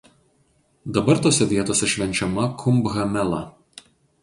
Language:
Lithuanian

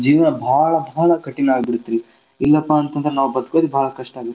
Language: Kannada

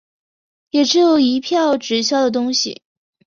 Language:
Chinese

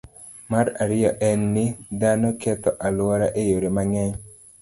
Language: Luo (Kenya and Tanzania)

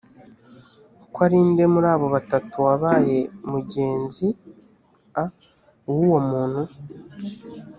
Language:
Kinyarwanda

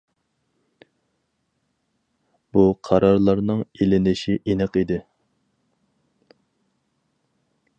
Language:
Uyghur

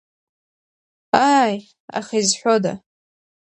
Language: Abkhazian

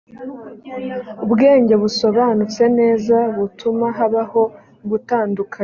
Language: Kinyarwanda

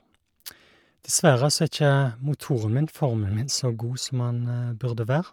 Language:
Norwegian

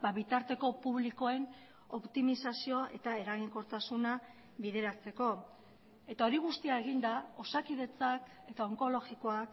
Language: Basque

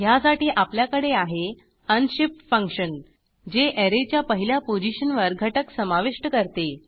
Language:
Marathi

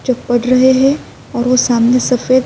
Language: Urdu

